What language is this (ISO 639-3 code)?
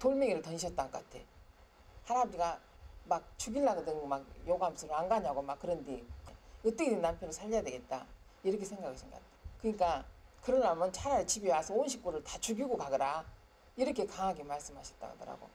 kor